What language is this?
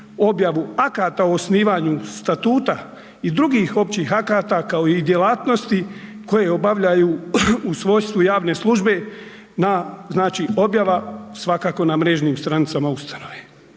Croatian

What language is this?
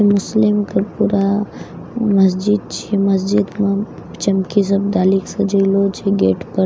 Maithili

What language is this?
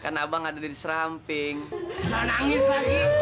Indonesian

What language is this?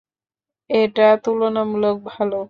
Bangla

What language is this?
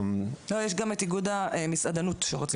Hebrew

